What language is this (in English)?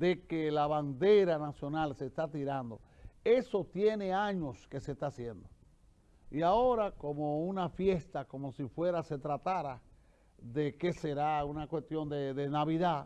Spanish